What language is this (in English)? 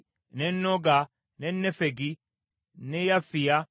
Ganda